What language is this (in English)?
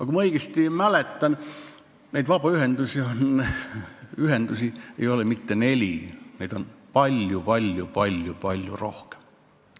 Estonian